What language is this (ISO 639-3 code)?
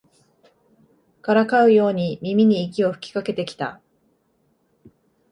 jpn